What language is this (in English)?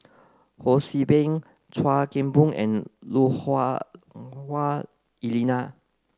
English